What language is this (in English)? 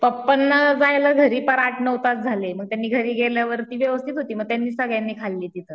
Marathi